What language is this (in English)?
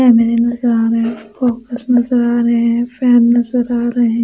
Hindi